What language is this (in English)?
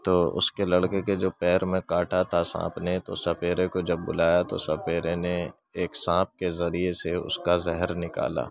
Urdu